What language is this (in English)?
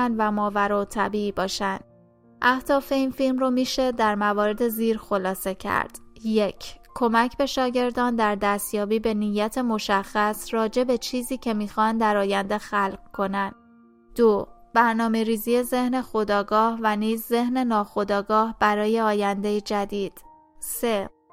Persian